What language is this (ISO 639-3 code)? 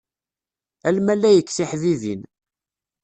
kab